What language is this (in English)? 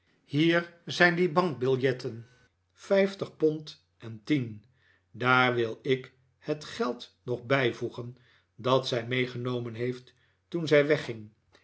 Dutch